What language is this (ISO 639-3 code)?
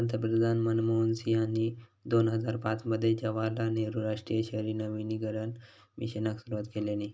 mar